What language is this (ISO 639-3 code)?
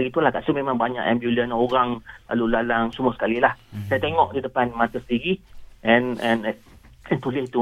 msa